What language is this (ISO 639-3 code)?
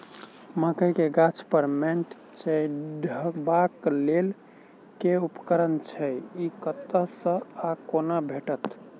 mai